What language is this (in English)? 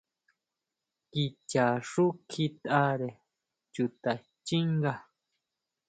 Huautla Mazatec